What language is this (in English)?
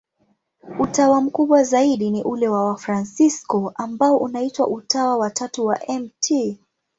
Swahili